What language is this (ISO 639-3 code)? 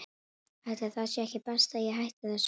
isl